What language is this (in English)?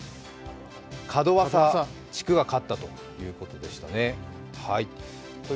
Japanese